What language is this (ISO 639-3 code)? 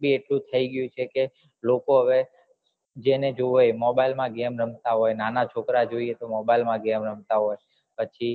guj